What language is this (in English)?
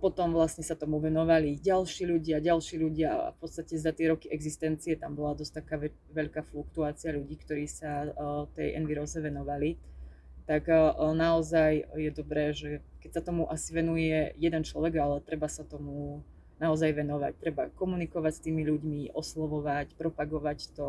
Slovak